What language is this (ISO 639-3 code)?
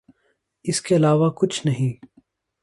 urd